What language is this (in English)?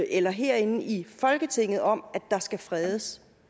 Danish